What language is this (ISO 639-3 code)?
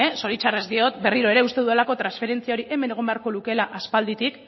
eus